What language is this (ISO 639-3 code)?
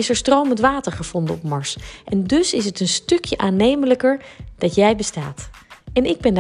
nld